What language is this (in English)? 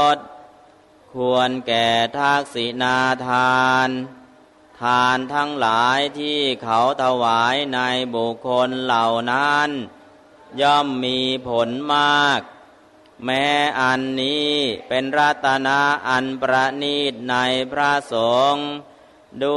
Thai